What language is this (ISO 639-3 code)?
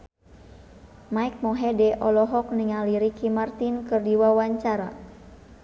sun